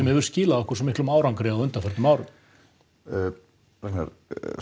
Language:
Icelandic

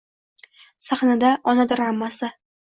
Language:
Uzbek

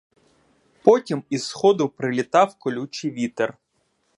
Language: Ukrainian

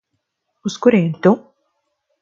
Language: Latvian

